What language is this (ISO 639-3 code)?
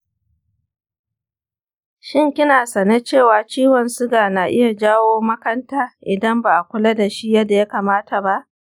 hau